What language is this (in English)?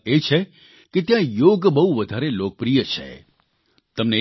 Gujarati